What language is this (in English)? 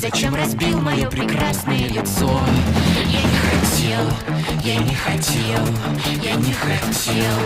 Russian